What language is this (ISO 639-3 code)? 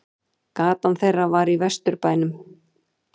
isl